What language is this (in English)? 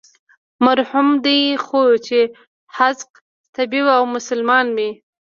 Pashto